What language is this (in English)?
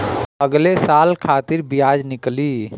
Bhojpuri